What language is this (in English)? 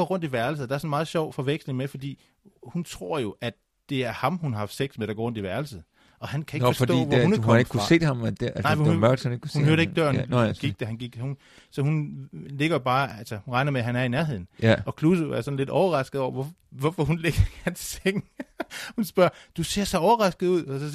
Danish